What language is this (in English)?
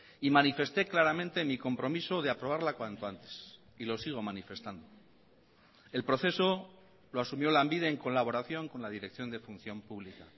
Spanish